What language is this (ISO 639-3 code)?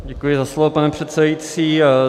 ces